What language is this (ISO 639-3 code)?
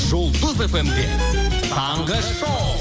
kaz